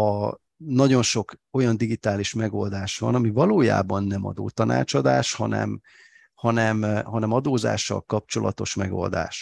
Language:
Hungarian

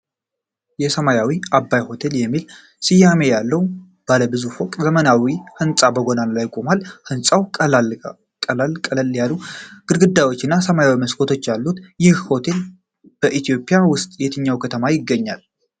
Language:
Amharic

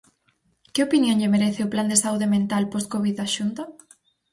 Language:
Galician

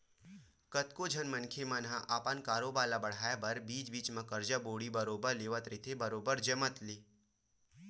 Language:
Chhattisgarhi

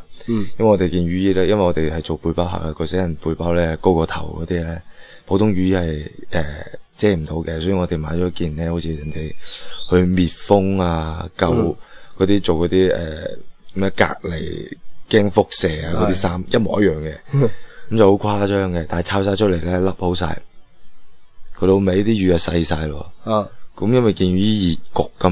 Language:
Chinese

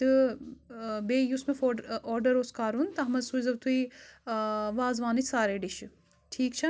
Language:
Kashmiri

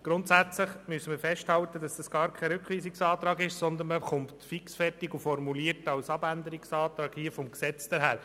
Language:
Swiss German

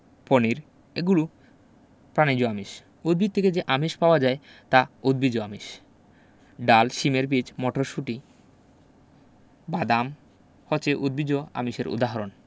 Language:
Bangla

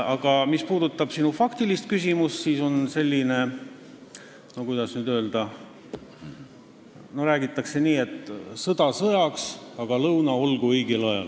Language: Estonian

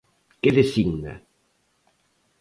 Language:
Galician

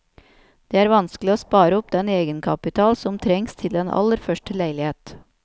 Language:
Norwegian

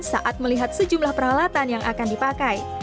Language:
Indonesian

